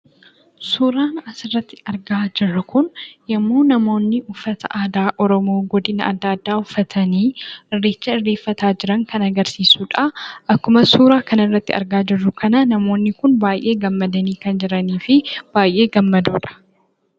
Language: Oromo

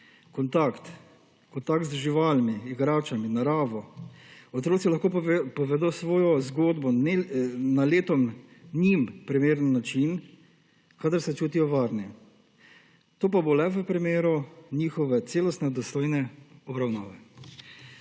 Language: Slovenian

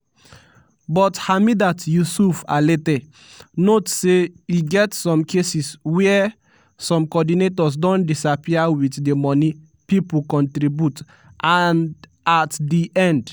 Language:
Nigerian Pidgin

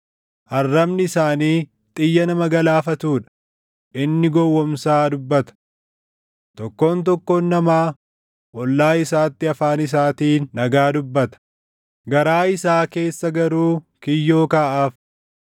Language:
Oromo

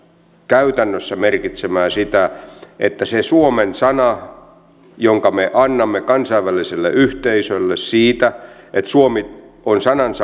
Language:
Finnish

